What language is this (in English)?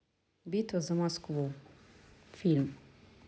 Russian